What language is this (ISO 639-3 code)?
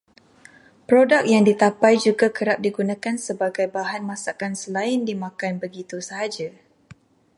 msa